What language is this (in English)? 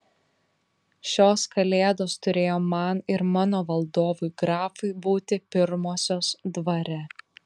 Lithuanian